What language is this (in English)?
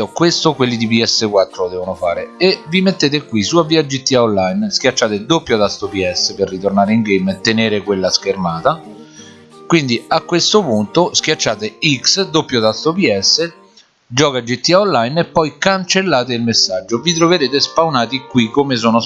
Italian